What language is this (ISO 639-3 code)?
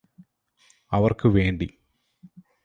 mal